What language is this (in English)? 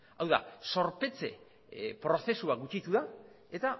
Basque